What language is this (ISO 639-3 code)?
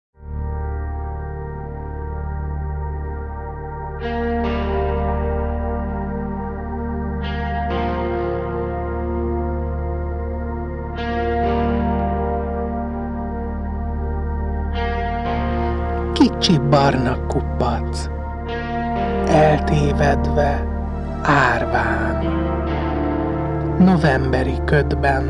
hun